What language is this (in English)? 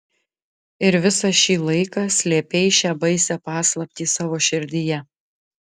Lithuanian